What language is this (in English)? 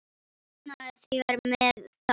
Icelandic